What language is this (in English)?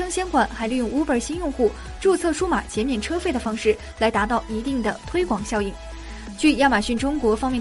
Chinese